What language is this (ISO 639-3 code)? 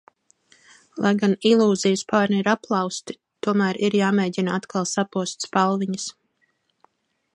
lav